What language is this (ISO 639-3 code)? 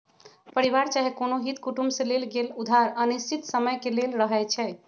mag